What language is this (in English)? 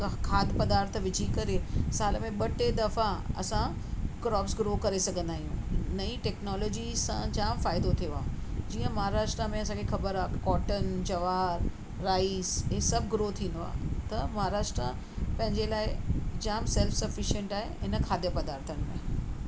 Sindhi